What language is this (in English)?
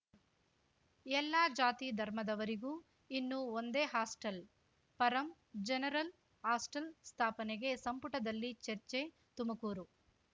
Kannada